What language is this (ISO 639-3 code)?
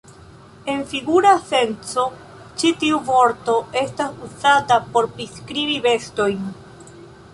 epo